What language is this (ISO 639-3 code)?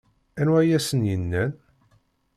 kab